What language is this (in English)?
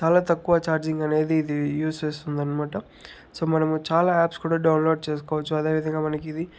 Telugu